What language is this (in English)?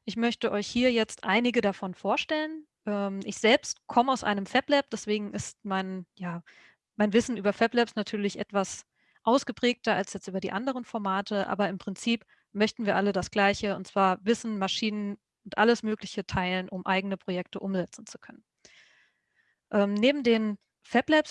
German